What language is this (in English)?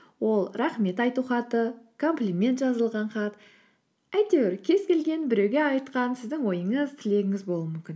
Kazakh